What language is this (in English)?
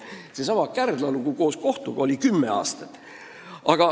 Estonian